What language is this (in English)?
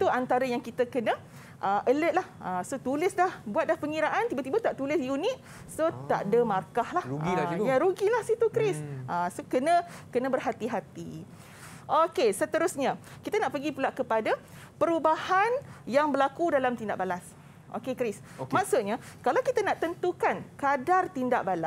Malay